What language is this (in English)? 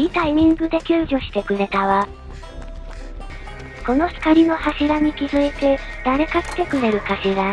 Japanese